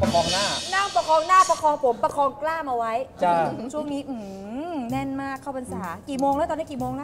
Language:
Thai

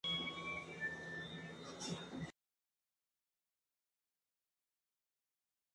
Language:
Spanish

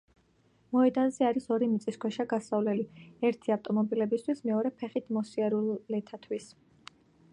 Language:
Georgian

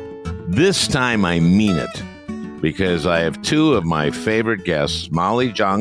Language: English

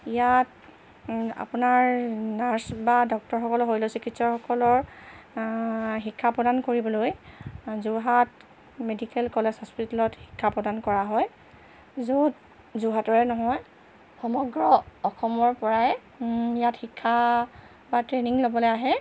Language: Assamese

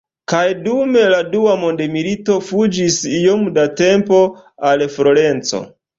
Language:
Esperanto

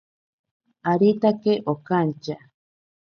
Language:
Ashéninka Perené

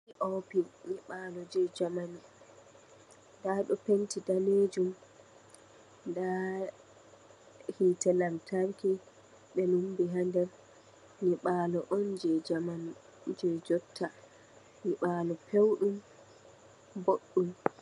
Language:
Fula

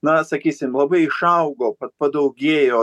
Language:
Lithuanian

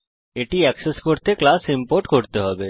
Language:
Bangla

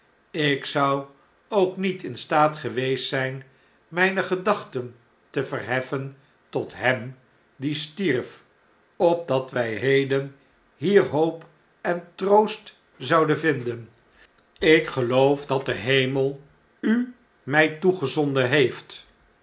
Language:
Dutch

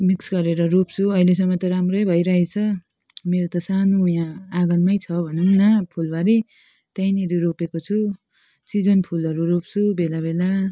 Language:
Nepali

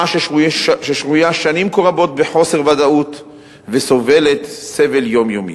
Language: Hebrew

